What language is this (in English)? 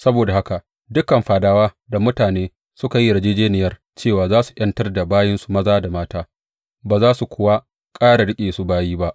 Hausa